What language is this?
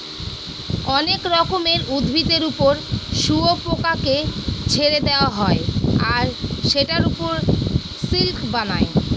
Bangla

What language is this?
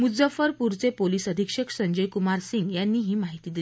Marathi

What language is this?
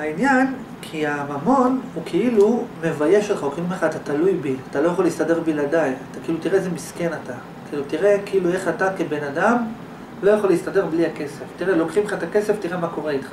Hebrew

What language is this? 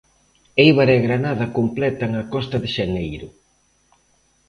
Galician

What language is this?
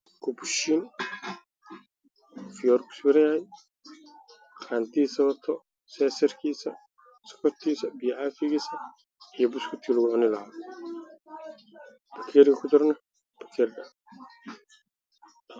Somali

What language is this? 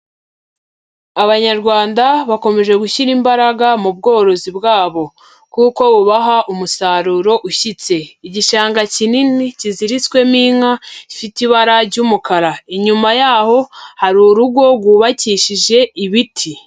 Kinyarwanda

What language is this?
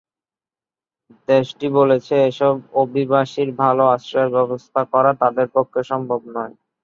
Bangla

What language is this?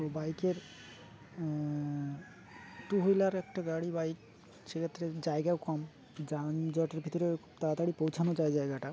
Bangla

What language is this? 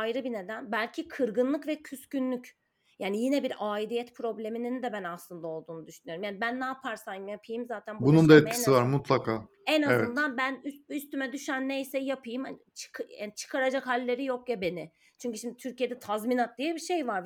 Turkish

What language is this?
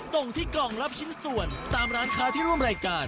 Thai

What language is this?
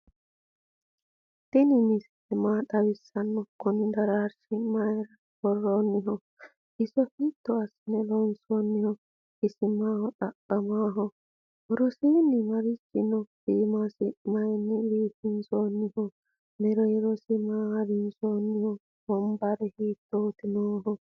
Sidamo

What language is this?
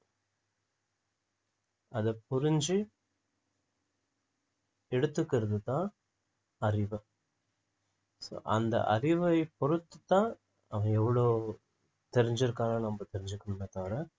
Tamil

